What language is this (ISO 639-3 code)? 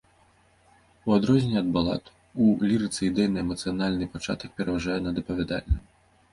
bel